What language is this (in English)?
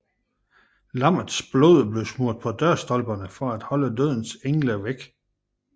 Danish